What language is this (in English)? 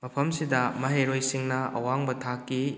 Manipuri